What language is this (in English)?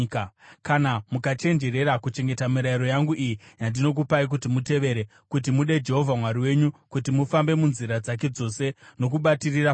Shona